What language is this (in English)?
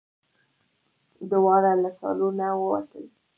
Pashto